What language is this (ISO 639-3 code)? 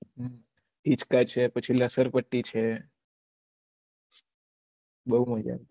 guj